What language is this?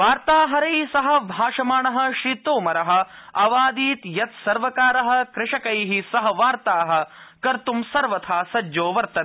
Sanskrit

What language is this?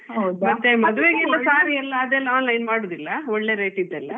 Kannada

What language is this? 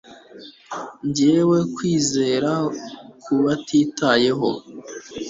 Kinyarwanda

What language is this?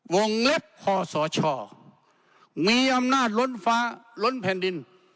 Thai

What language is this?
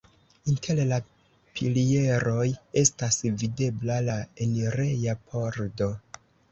Esperanto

